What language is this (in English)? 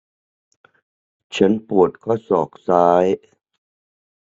Thai